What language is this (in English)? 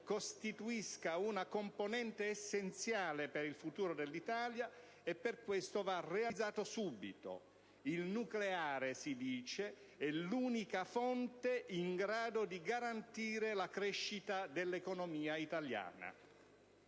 Italian